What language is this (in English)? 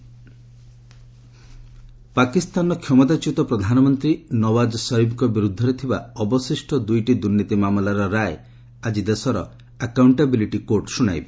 Odia